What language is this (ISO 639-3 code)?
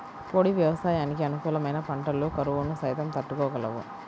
tel